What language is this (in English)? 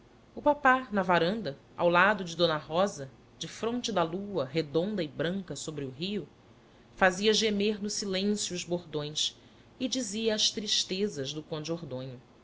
Portuguese